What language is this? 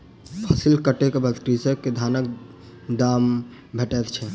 Maithili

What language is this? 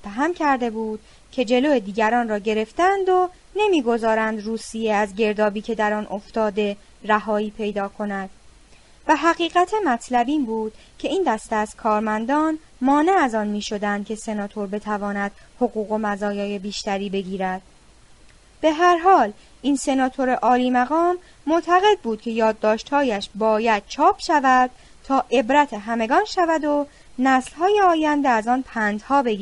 Persian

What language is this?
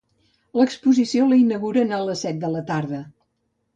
Catalan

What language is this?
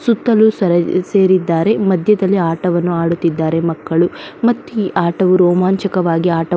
Kannada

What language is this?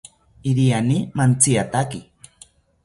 South Ucayali Ashéninka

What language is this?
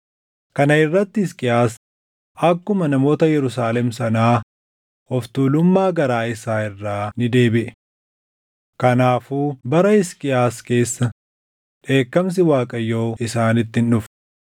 Oromo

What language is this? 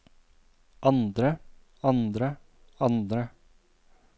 Norwegian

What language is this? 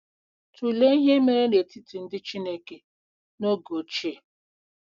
Igbo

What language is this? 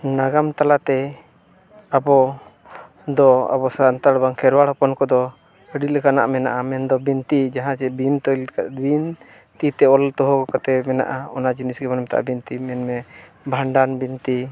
Santali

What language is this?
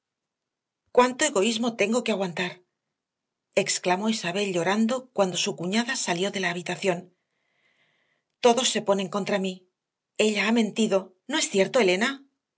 Spanish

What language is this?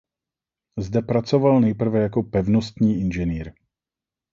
Czech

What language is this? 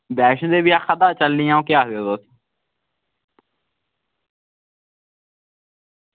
Dogri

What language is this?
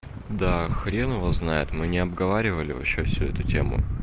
Russian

